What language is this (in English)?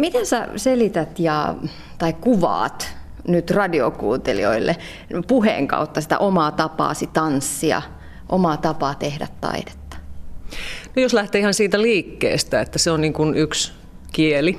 Finnish